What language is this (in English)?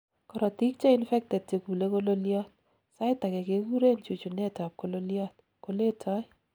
Kalenjin